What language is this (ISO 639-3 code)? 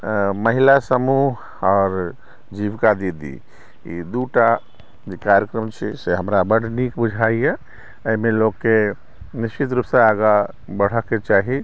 mai